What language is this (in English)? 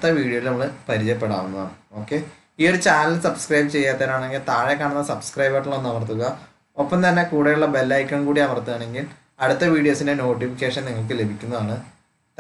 Thai